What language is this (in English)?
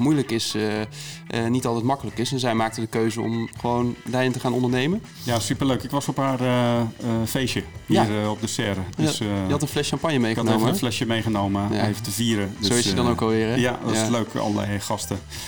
Dutch